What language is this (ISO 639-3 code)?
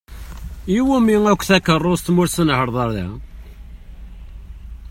kab